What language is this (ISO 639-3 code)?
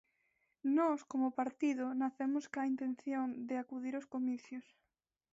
glg